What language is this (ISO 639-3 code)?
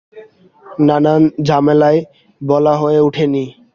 ben